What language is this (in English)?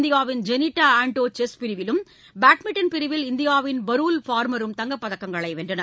Tamil